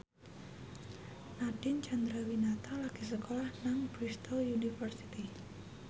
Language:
Javanese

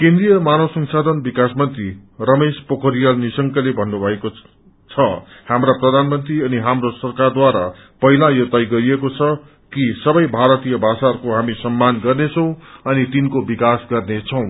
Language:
Nepali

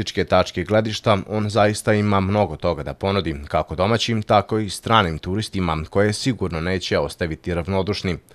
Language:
Italian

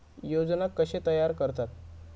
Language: Marathi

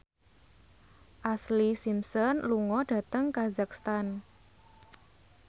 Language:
Javanese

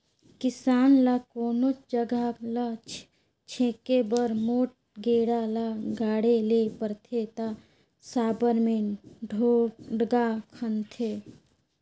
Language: Chhattisgarhi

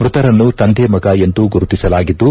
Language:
Kannada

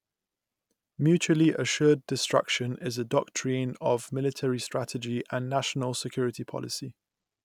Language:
English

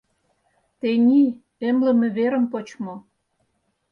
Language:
Mari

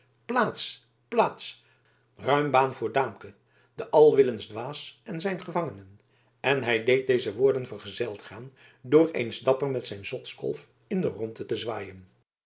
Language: Dutch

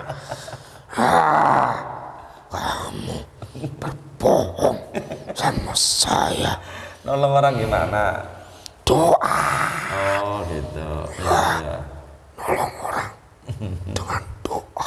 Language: Indonesian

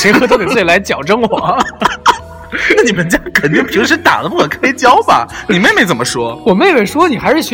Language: Chinese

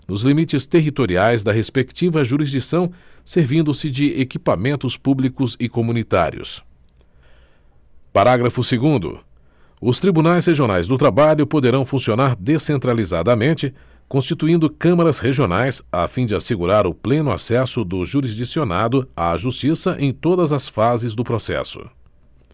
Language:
Portuguese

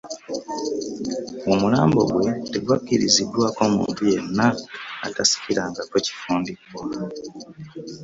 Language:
Ganda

